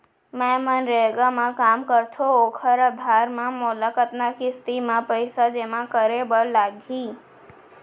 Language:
Chhattisgarhi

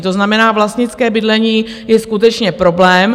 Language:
Czech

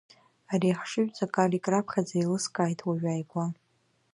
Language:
Abkhazian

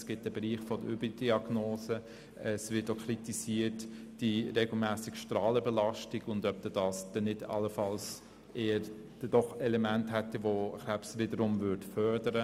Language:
Swiss German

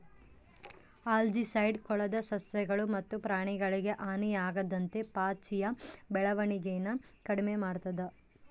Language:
Kannada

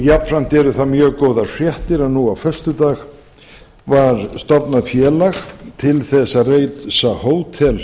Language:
Icelandic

